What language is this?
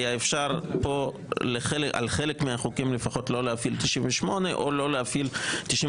Hebrew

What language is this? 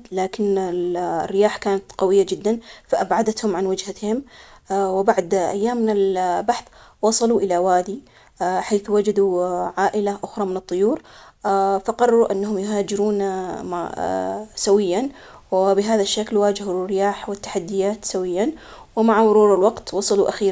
Omani Arabic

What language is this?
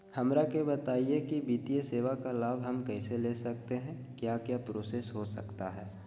Magahi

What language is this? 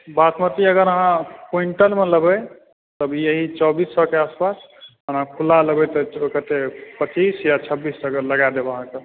Maithili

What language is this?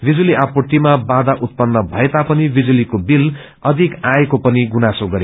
Nepali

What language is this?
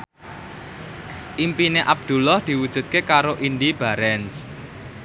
Javanese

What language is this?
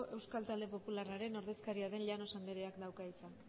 Basque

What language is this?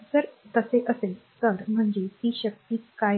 Marathi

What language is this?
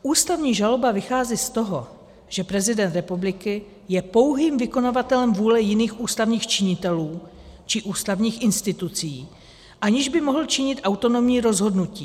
Czech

